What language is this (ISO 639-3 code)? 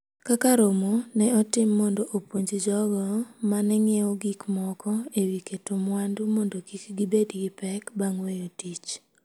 luo